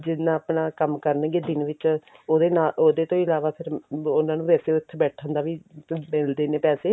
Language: Punjabi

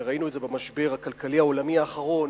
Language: Hebrew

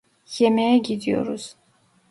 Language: Turkish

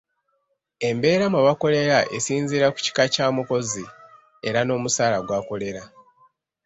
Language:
Ganda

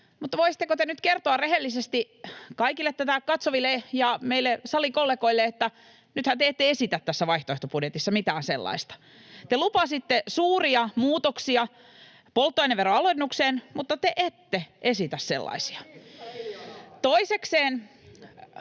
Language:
Finnish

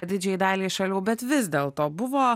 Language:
Lithuanian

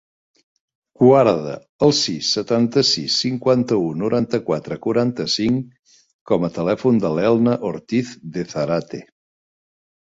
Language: Catalan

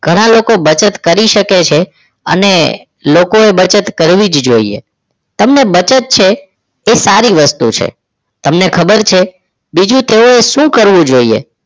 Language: Gujarati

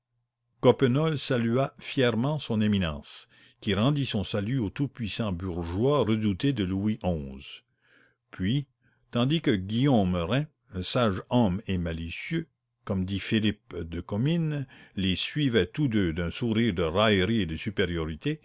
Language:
French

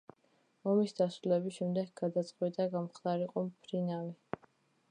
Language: Georgian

